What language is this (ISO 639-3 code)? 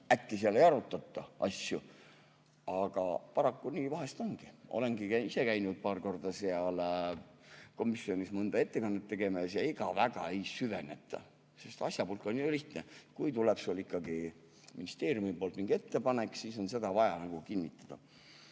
est